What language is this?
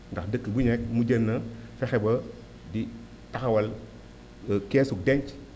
Wolof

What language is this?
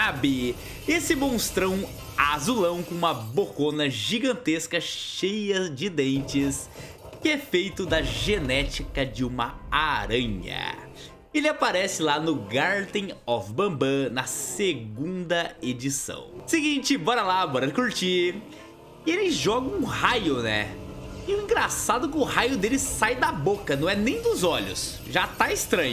Portuguese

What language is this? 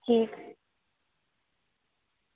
Dogri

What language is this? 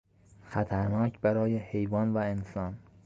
Persian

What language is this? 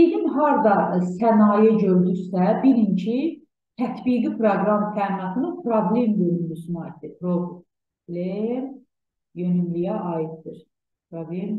Turkish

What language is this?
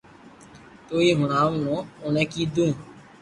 Loarki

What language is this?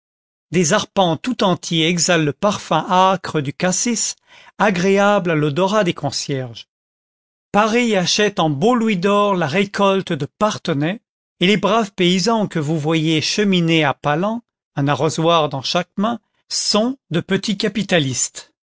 French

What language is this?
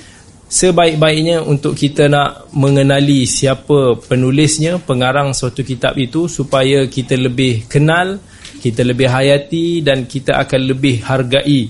Malay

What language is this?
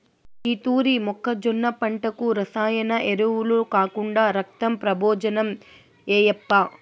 Telugu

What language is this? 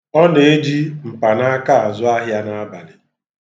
Igbo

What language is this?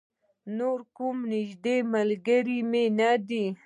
Pashto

